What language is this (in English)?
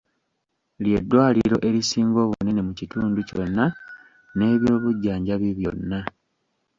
Ganda